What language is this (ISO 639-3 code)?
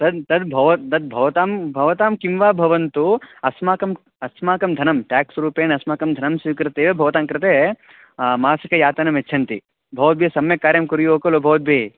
san